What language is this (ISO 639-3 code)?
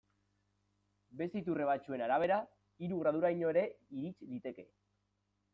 eus